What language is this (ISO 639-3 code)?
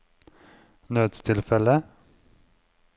nor